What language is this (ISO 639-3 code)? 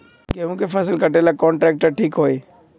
mag